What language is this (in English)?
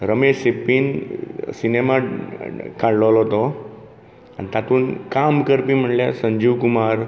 Konkani